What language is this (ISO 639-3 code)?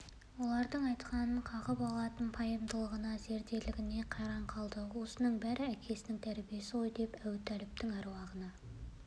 kaz